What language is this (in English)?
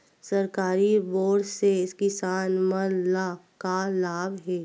Chhattisgarhi